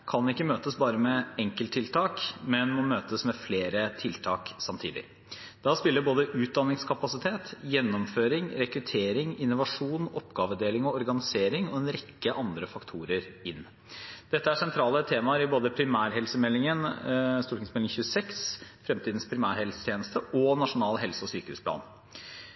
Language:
Norwegian Bokmål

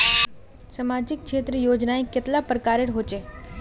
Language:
Magahi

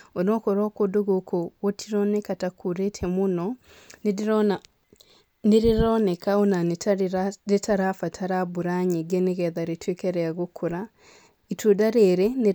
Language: Kikuyu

